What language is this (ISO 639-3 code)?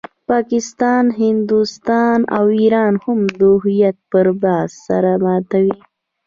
pus